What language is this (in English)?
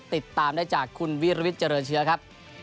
Thai